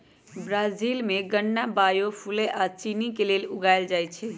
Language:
Magahi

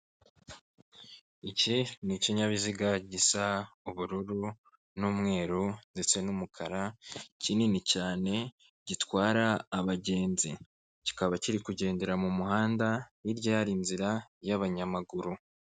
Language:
Kinyarwanda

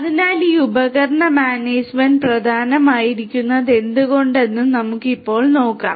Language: Malayalam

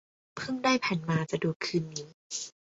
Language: Thai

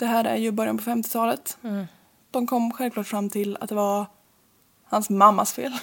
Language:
Swedish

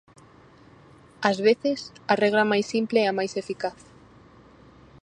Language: Galician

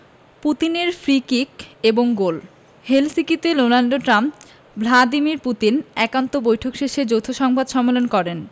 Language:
Bangla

